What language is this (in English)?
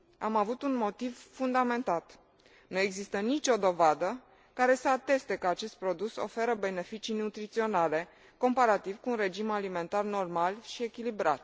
Romanian